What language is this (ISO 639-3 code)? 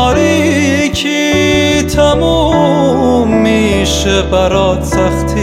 fas